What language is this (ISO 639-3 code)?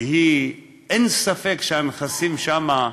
heb